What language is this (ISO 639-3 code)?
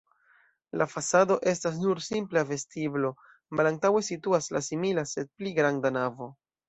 epo